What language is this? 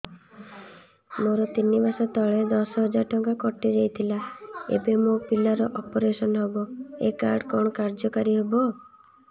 Odia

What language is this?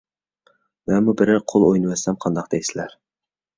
Uyghur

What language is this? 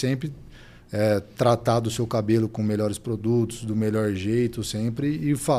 Portuguese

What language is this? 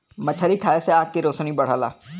Bhojpuri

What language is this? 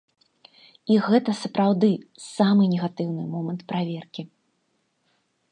Belarusian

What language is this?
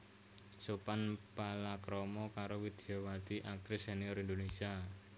Javanese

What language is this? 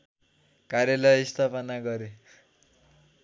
Nepali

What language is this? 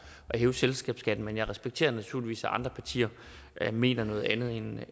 Danish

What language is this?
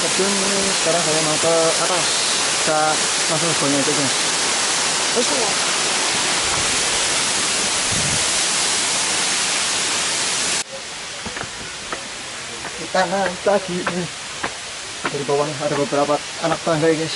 Indonesian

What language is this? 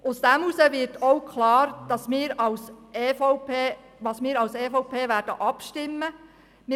Swiss German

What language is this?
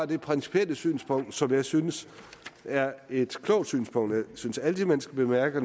Danish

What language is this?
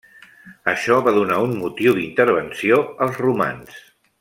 Catalan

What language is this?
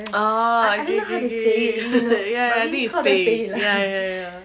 English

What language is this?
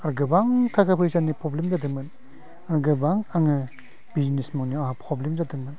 Bodo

